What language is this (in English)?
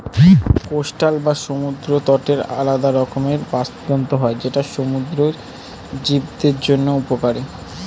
Bangla